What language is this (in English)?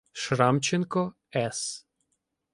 Ukrainian